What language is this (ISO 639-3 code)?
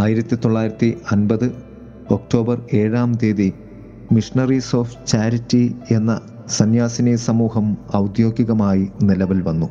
mal